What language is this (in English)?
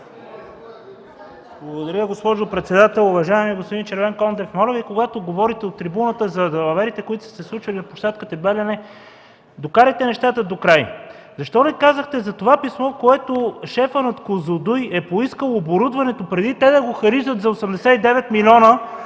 Bulgarian